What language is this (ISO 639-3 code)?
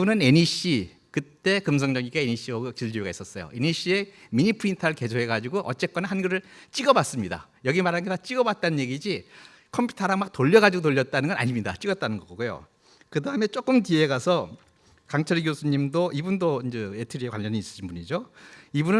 kor